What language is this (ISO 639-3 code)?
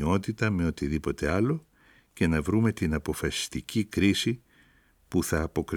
ell